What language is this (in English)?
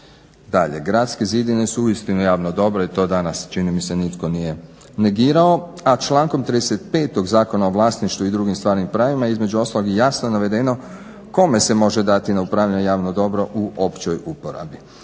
Croatian